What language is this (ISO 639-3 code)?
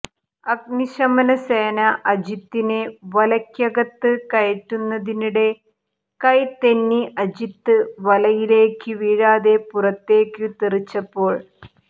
mal